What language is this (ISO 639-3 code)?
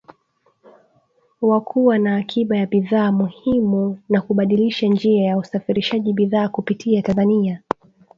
swa